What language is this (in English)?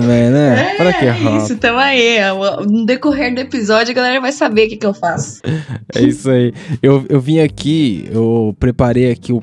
Portuguese